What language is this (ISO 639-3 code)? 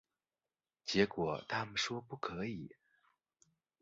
zho